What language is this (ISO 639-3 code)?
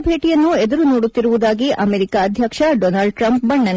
kan